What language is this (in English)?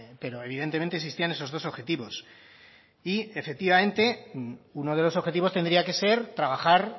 Spanish